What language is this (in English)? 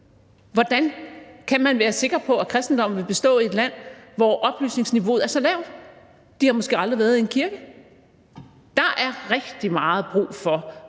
Danish